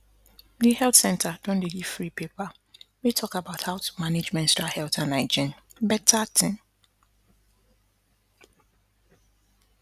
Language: Nigerian Pidgin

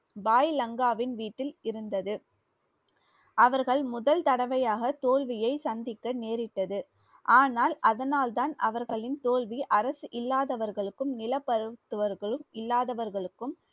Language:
Tamil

